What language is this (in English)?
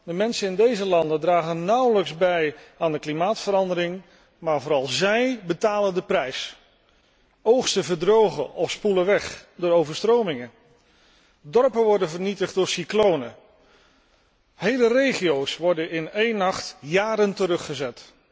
Dutch